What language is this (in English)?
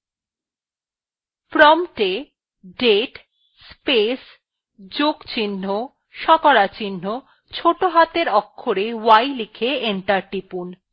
Bangla